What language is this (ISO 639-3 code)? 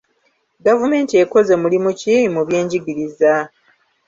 lug